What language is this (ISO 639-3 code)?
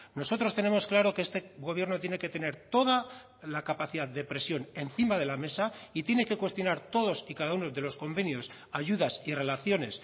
spa